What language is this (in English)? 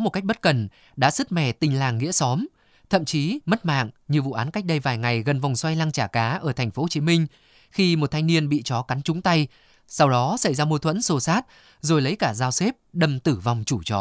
Vietnamese